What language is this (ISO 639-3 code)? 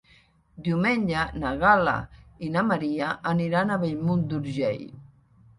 cat